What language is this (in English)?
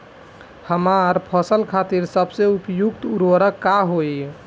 Bhojpuri